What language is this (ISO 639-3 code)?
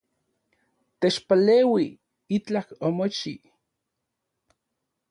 ncx